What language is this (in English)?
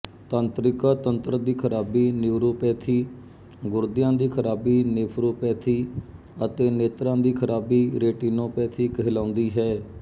Punjabi